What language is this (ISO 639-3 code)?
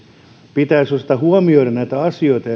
fin